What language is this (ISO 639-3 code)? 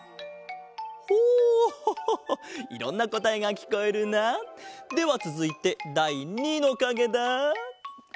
jpn